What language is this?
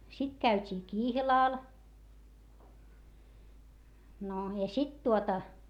Finnish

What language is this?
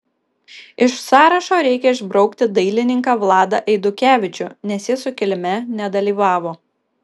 Lithuanian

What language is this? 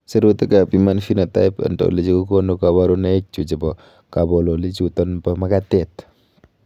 Kalenjin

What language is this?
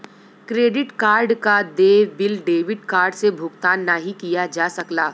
Bhojpuri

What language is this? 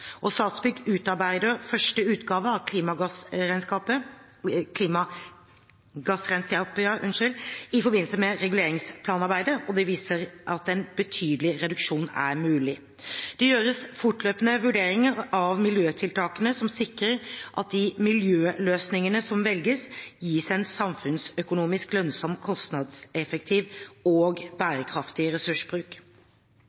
Norwegian Bokmål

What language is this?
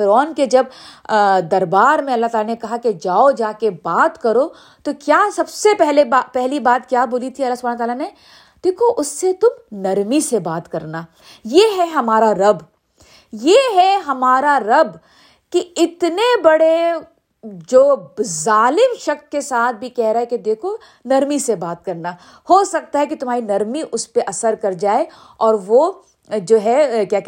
Urdu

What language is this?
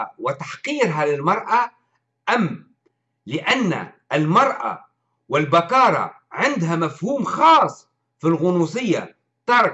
Arabic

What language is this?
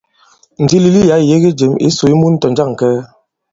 Bankon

